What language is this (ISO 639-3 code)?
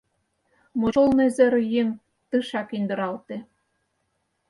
chm